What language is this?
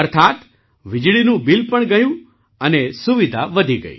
Gujarati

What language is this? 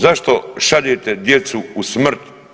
Croatian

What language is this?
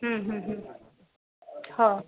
Sindhi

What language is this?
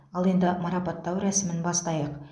Kazakh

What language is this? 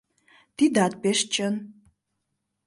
Mari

